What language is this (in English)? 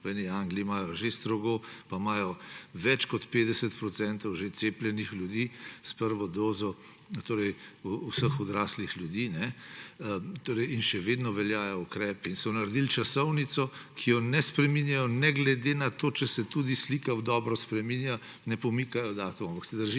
Slovenian